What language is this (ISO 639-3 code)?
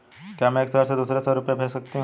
hin